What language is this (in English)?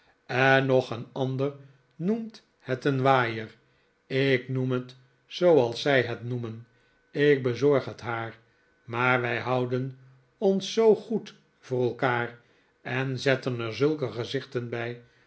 Dutch